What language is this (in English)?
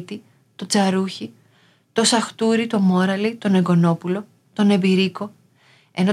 Greek